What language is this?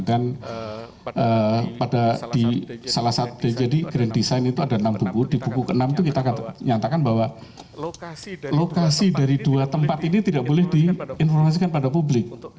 Indonesian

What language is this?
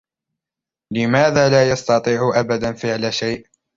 Arabic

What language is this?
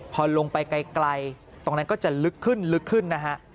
Thai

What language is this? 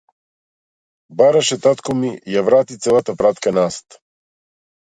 Macedonian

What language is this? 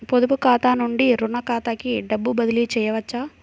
Telugu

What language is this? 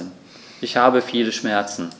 German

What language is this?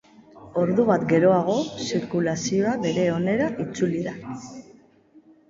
Basque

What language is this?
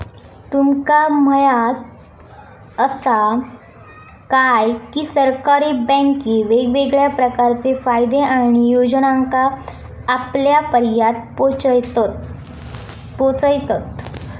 Marathi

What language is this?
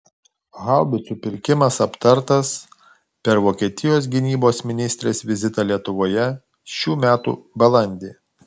Lithuanian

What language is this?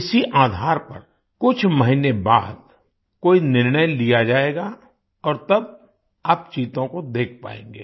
Hindi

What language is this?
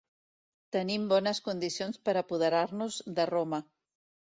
Catalan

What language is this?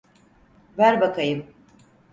Turkish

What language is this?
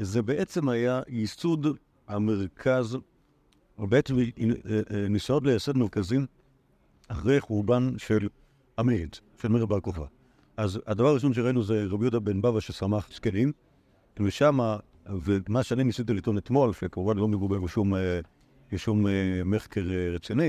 Hebrew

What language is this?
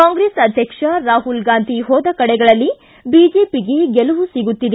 Kannada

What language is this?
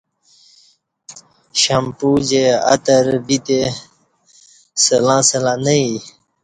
Kati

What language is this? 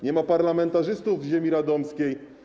Polish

